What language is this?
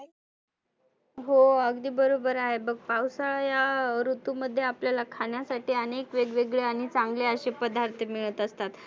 Marathi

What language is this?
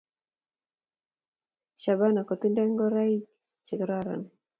Kalenjin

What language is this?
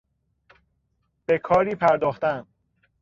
Persian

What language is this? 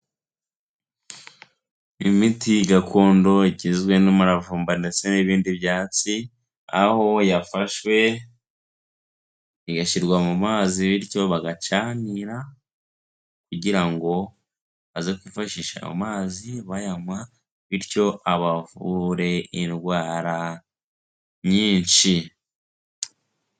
Kinyarwanda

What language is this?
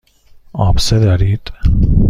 Persian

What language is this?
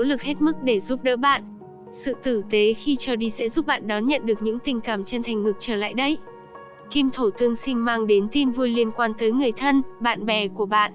Vietnamese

